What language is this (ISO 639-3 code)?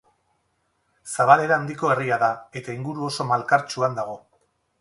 eus